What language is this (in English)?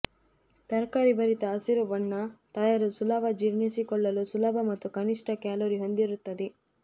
Kannada